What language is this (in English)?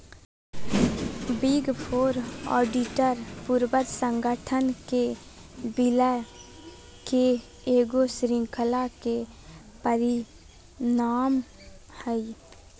Magahi